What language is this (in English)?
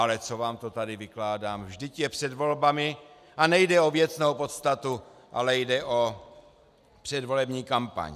Czech